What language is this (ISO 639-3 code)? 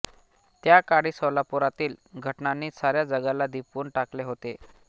mar